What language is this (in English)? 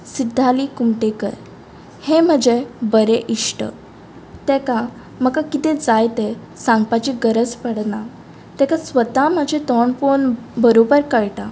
Konkani